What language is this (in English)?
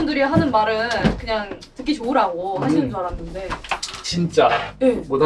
Korean